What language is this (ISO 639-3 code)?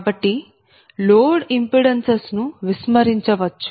tel